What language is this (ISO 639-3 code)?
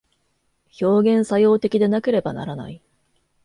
jpn